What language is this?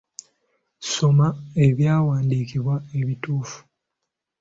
Ganda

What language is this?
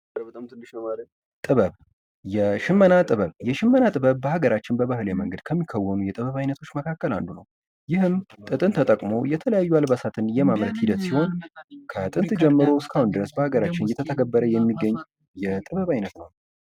Amharic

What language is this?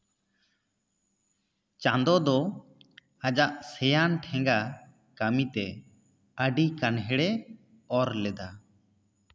Santali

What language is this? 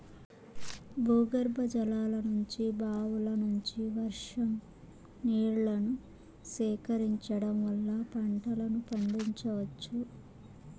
Telugu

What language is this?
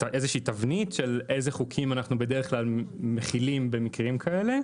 Hebrew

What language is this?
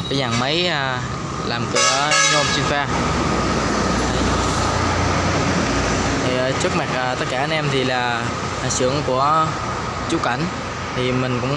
Vietnamese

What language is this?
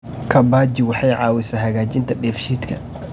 Somali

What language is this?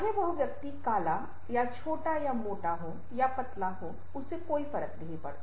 Hindi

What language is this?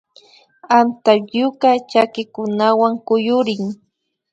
Imbabura Highland Quichua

